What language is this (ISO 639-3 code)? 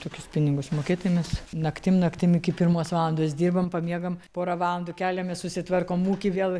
lit